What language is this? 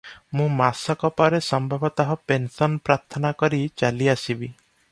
Odia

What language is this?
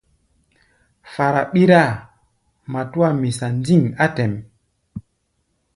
Gbaya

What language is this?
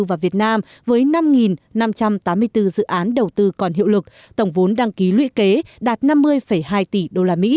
Vietnamese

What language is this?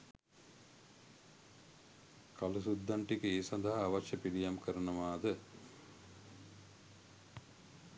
Sinhala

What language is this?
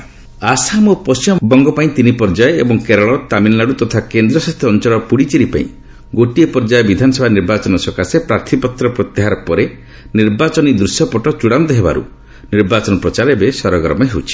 Odia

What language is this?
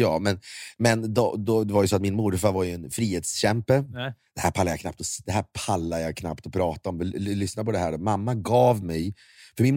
Swedish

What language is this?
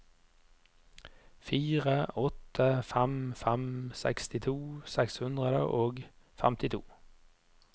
Norwegian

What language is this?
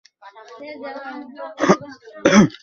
Bangla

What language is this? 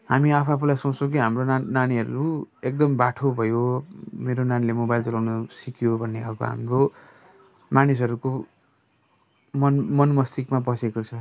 Nepali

